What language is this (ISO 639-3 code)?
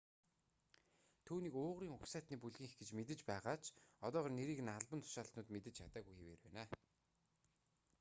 mon